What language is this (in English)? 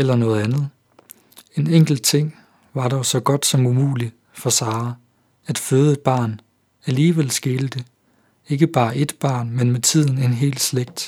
Danish